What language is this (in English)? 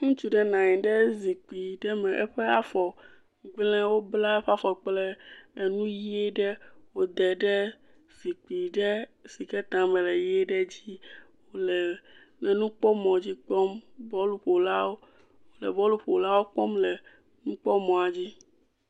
Ewe